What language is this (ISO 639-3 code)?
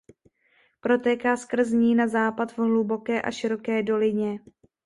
ces